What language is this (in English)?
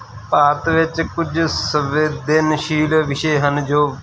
Punjabi